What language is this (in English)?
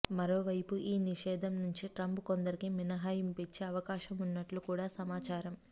Telugu